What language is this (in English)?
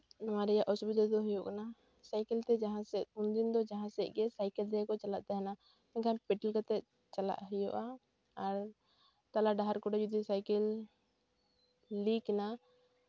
Santali